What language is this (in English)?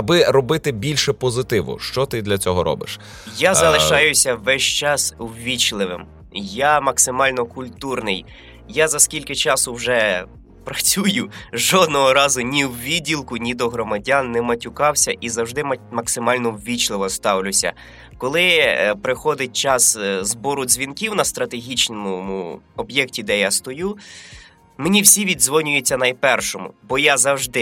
Ukrainian